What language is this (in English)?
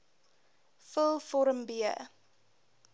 Afrikaans